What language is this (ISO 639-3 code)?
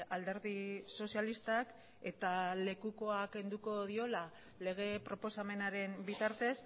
eus